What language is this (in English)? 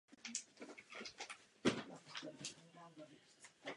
Czech